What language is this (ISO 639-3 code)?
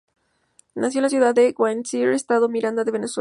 spa